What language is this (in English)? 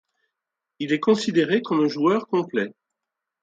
French